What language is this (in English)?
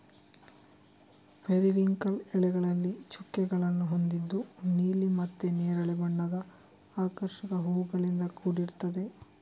Kannada